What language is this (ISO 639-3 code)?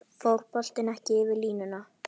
isl